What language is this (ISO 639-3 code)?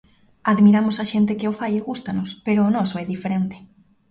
glg